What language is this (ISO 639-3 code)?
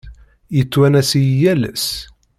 kab